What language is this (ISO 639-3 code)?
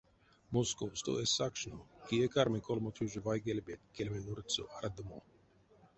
myv